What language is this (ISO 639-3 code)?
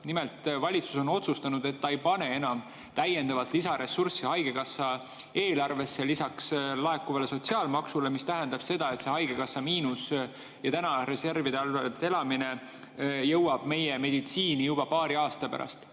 est